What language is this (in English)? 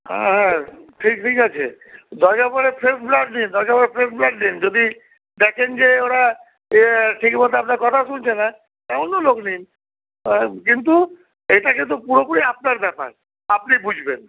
Bangla